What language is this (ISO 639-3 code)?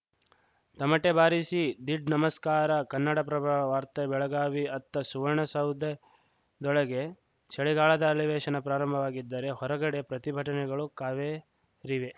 kan